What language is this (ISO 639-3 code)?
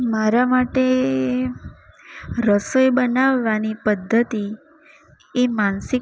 guj